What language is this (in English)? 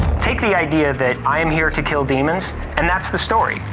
English